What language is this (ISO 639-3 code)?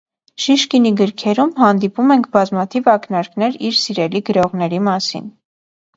hye